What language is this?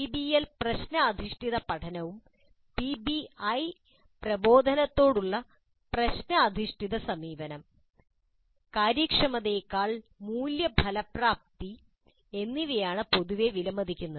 Malayalam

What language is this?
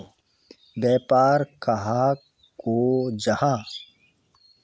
Magahi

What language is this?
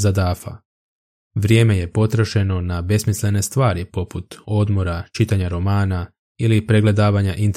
Croatian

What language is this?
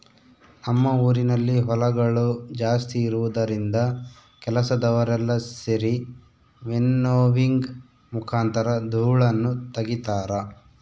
Kannada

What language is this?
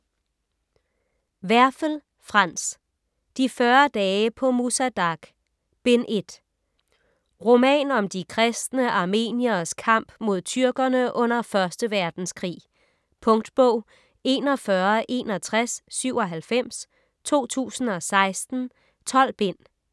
Danish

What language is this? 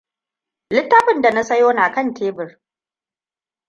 Hausa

